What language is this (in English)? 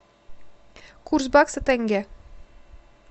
Russian